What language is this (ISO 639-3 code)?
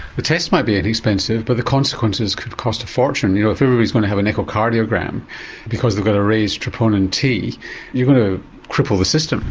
eng